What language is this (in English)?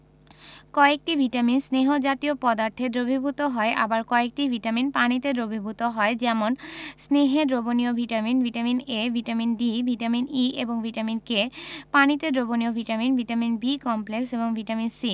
Bangla